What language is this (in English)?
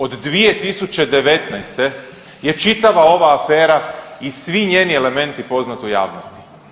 Croatian